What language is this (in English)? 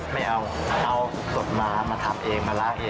Thai